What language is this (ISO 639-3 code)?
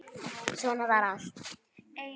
isl